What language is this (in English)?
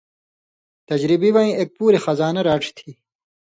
Indus Kohistani